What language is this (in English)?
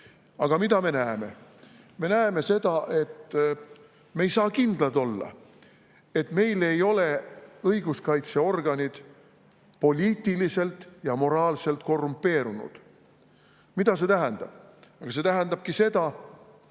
Estonian